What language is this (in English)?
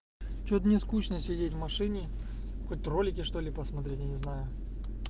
Russian